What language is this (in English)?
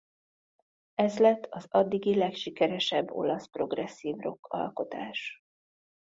Hungarian